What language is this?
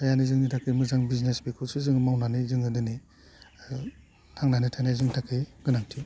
Bodo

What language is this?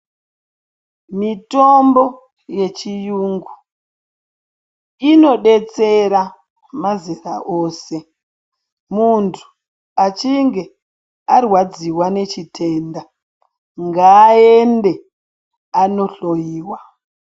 Ndau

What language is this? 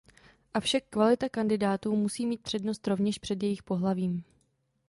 Czech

